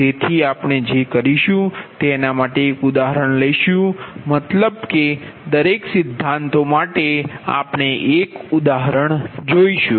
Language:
Gujarati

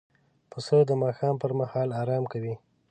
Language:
Pashto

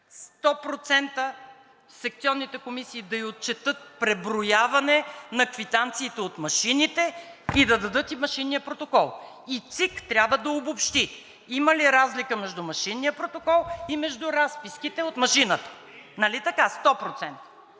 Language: Bulgarian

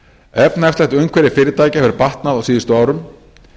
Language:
Icelandic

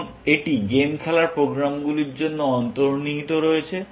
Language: Bangla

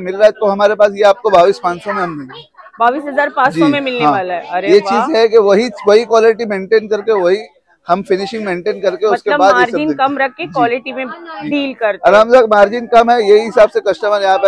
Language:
Hindi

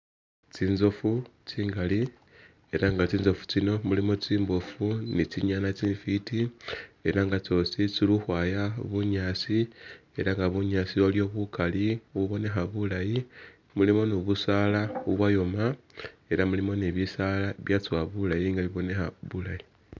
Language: Masaaba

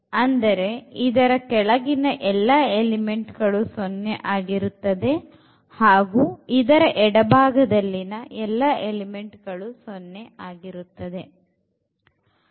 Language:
Kannada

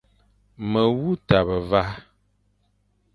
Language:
Fang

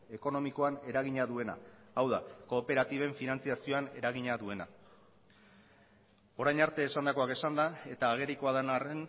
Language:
Basque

